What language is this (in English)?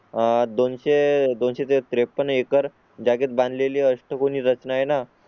Marathi